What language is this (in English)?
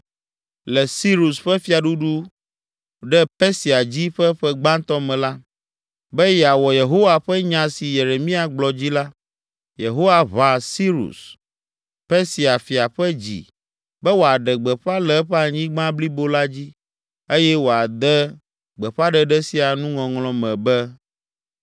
Ewe